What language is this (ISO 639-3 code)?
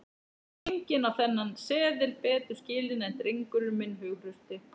isl